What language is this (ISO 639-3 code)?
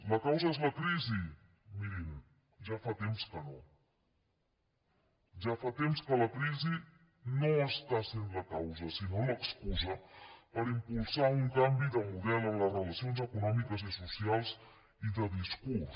cat